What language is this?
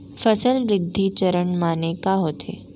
Chhattisgarhi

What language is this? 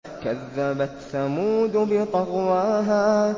Arabic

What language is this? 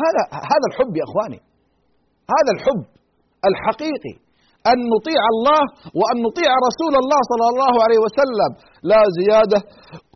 Arabic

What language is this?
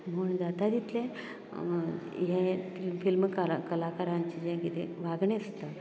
Konkani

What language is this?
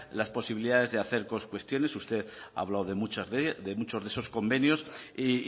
Spanish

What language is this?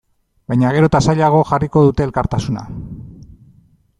Basque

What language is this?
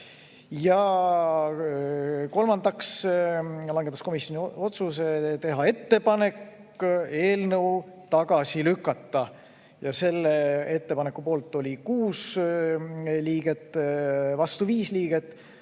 Estonian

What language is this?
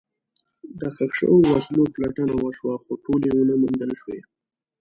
Pashto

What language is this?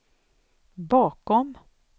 Swedish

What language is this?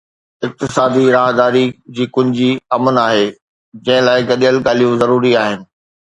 Sindhi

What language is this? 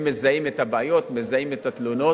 Hebrew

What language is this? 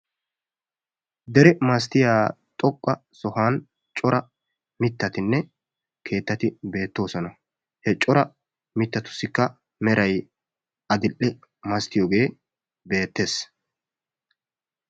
Wolaytta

